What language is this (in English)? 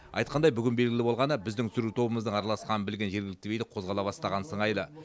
Kazakh